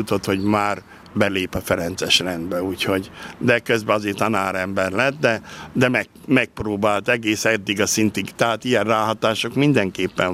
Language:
Hungarian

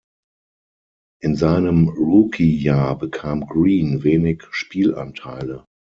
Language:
German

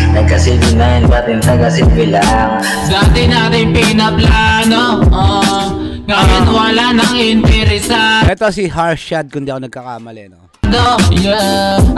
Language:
Filipino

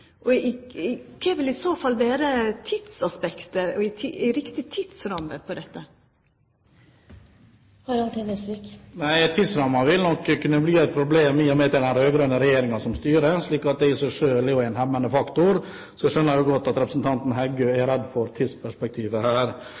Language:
Norwegian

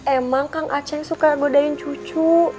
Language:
Indonesian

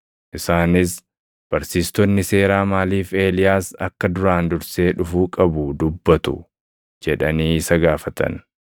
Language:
Oromo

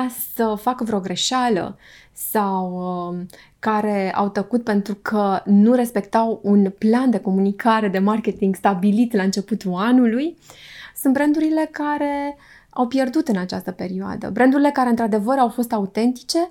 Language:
Romanian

